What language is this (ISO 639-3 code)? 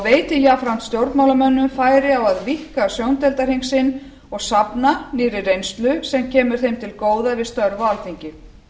isl